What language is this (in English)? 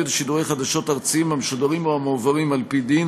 Hebrew